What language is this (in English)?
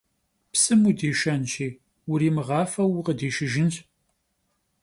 Kabardian